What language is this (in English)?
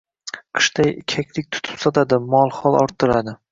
Uzbek